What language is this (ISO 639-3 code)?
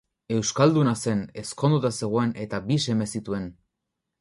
eus